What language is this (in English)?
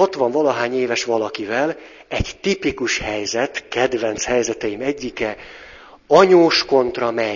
Hungarian